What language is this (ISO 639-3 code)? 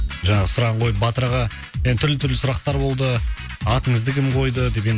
kaz